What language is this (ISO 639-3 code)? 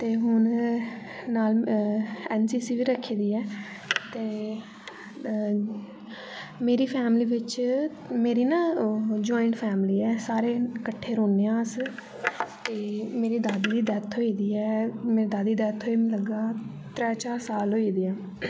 doi